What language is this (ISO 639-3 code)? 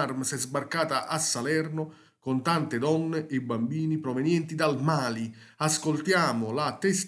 ita